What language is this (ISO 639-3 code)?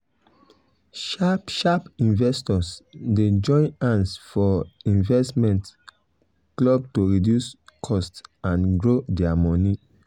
pcm